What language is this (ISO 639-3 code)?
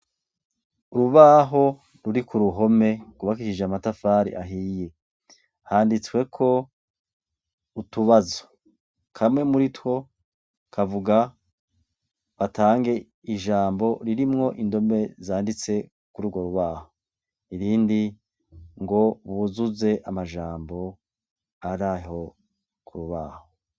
run